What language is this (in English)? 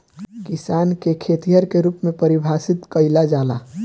Bhojpuri